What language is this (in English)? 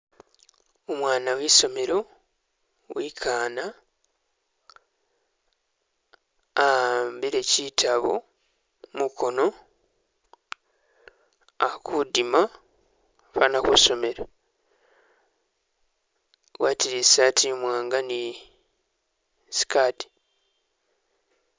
Masaaba